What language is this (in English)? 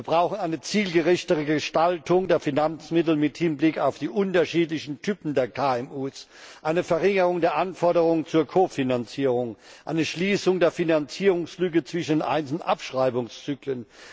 German